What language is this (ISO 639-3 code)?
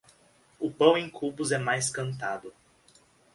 por